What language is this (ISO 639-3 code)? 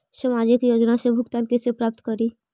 mag